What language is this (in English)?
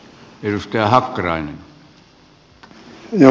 Finnish